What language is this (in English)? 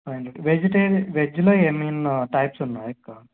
Telugu